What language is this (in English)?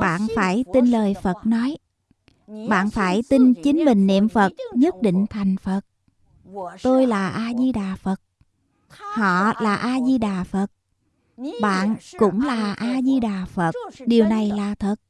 Vietnamese